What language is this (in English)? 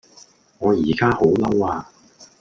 Cantonese